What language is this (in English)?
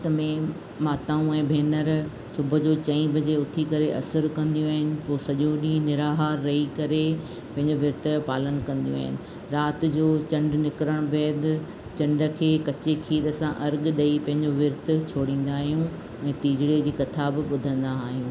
Sindhi